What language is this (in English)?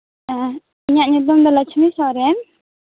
Santali